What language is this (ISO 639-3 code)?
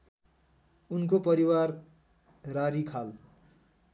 nep